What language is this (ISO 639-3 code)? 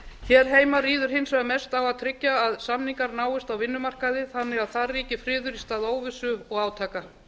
isl